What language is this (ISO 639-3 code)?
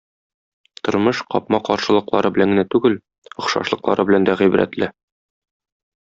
tat